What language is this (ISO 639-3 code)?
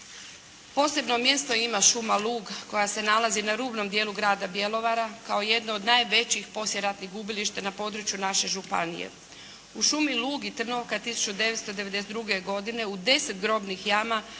hrv